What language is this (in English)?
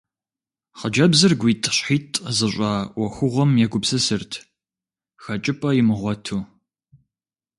Kabardian